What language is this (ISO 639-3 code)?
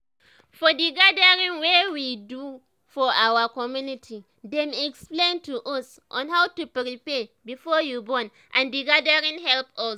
pcm